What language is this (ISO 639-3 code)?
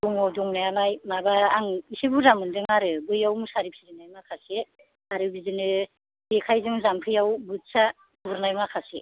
brx